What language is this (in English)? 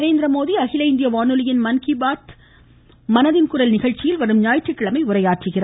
Tamil